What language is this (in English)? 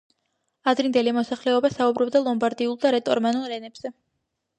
Georgian